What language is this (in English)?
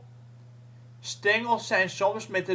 Dutch